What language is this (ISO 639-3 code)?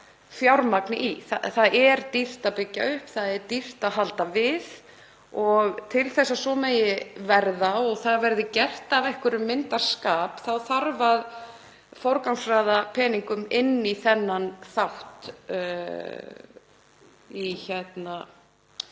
isl